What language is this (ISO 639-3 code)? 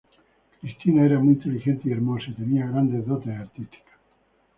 spa